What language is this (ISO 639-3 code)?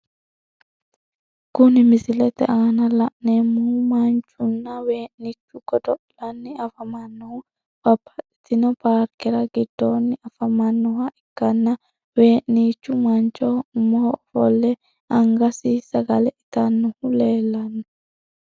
sid